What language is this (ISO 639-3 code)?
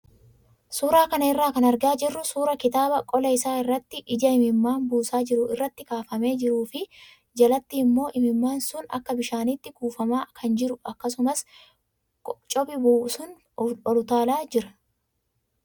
orm